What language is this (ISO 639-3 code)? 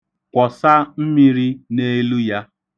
ibo